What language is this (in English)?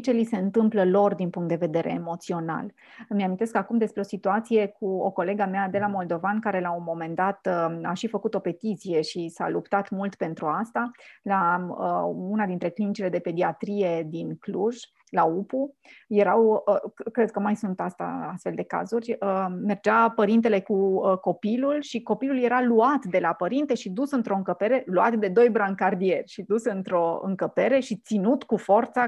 Romanian